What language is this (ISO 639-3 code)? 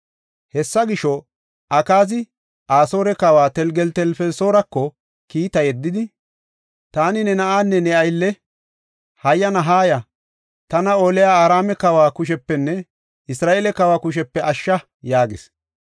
gof